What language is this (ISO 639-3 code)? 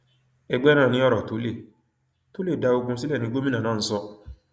yor